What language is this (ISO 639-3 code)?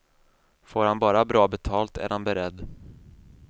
swe